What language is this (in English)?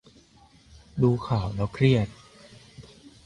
Thai